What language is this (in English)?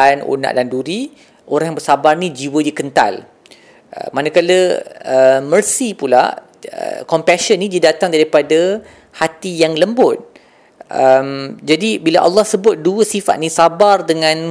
Malay